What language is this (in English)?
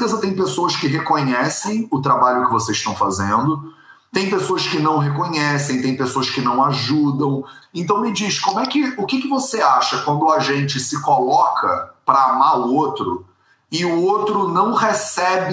Portuguese